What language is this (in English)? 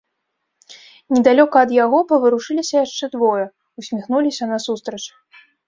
Belarusian